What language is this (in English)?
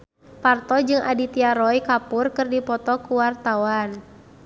Sundanese